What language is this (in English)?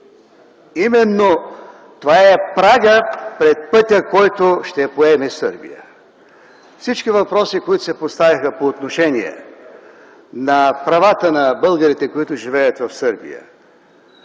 Bulgarian